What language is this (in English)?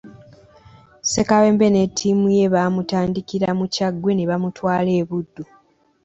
Ganda